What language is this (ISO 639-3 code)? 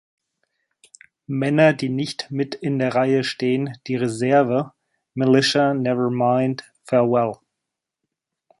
deu